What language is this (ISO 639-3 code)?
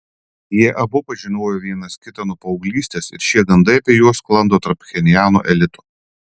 lit